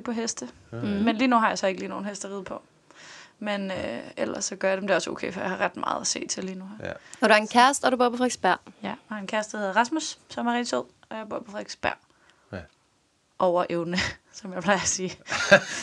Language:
Danish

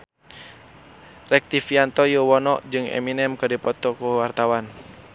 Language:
Sundanese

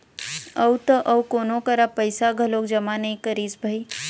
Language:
Chhattisgarhi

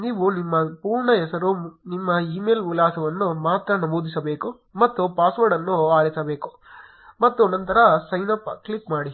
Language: Kannada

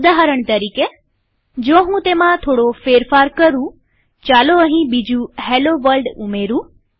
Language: Gujarati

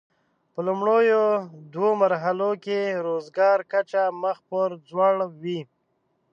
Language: Pashto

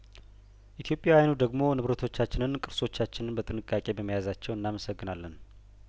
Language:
Amharic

